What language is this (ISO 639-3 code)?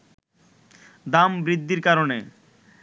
ben